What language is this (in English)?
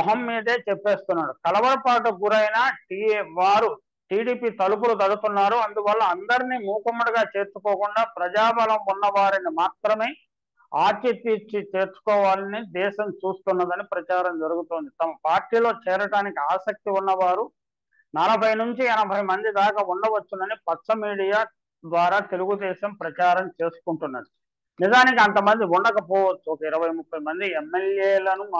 Telugu